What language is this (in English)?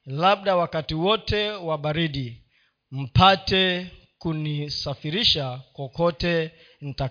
Swahili